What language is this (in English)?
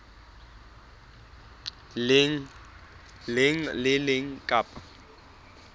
Southern Sotho